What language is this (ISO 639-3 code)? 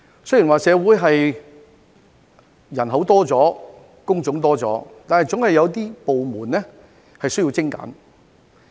yue